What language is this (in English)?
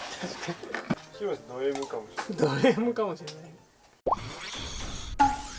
Japanese